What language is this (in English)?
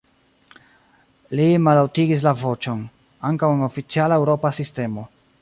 Esperanto